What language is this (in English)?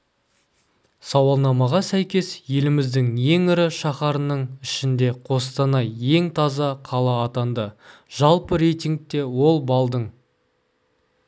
Kazakh